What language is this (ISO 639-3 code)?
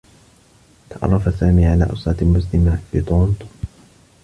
ara